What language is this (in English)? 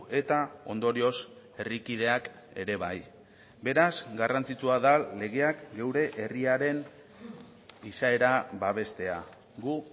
Basque